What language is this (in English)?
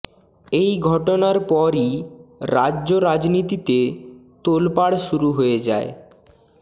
Bangla